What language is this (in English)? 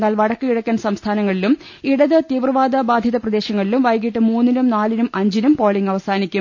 Malayalam